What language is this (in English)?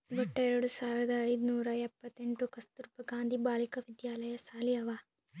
Kannada